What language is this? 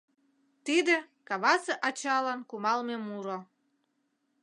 Mari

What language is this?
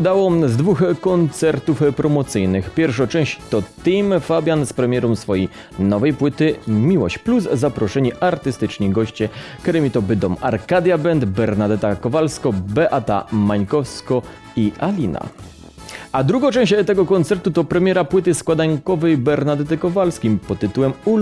Polish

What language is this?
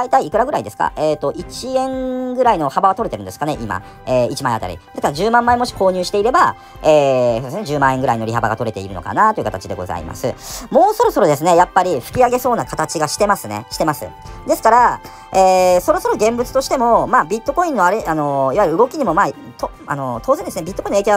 Japanese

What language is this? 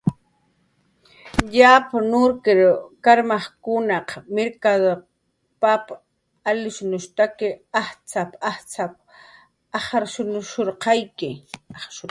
Jaqaru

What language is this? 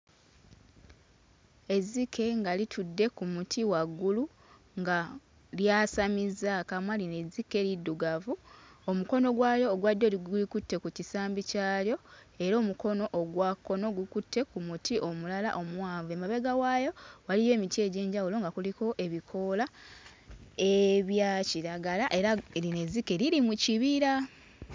Ganda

